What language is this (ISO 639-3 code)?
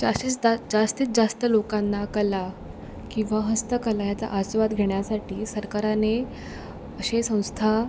mar